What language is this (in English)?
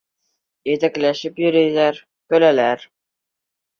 Bashkir